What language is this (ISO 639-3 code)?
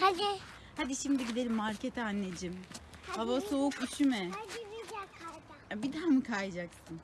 tur